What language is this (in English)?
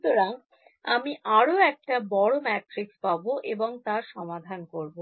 Bangla